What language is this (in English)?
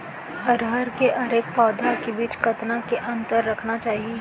Chhattisgarhi